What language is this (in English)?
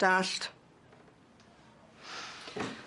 Welsh